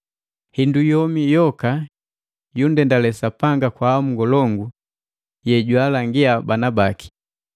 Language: Matengo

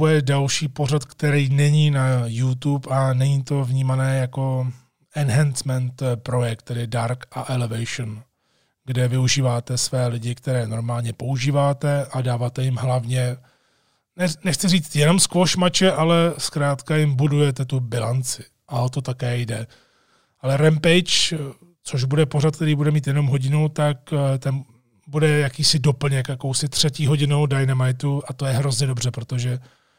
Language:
Czech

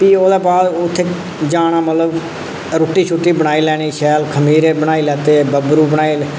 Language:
Dogri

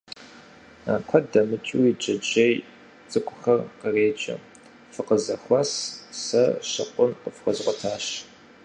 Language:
Kabardian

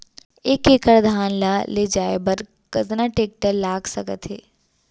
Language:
Chhattisgarhi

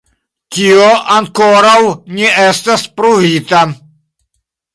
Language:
Esperanto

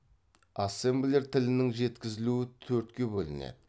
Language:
Kazakh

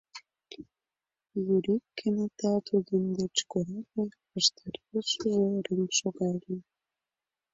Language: Mari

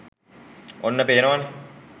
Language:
Sinhala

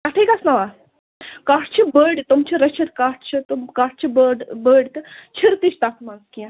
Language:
Kashmiri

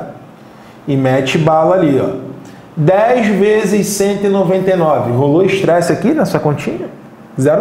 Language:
Portuguese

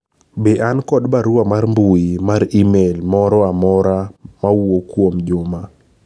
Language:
Luo (Kenya and Tanzania)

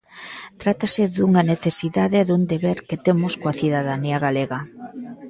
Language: Galician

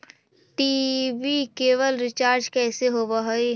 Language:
Magahi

